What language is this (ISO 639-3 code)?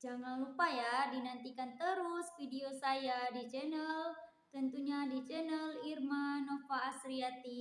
ind